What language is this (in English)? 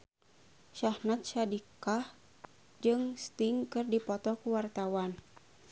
Sundanese